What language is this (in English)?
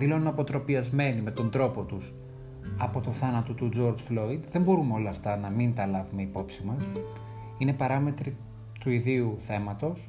Greek